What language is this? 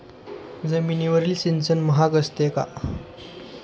Marathi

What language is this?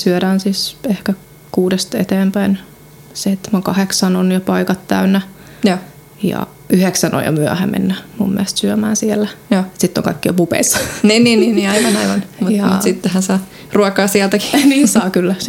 Finnish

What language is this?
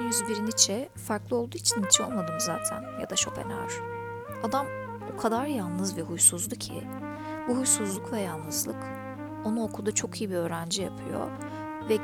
Turkish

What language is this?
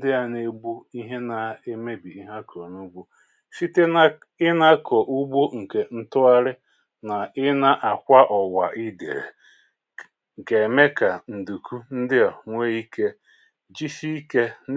Igbo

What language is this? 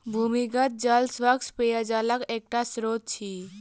Maithili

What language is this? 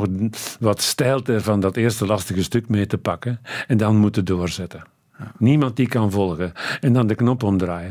Dutch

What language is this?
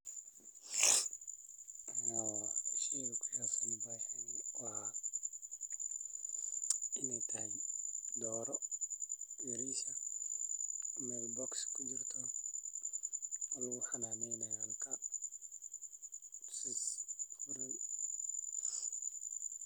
Somali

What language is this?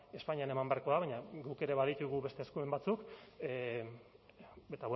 Basque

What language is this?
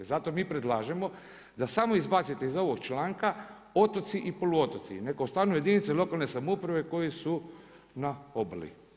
Croatian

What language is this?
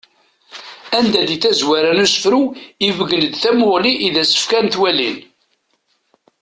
Kabyle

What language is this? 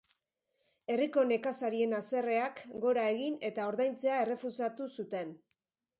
Basque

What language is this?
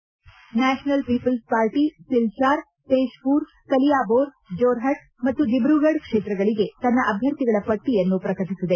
Kannada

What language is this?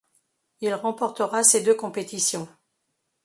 French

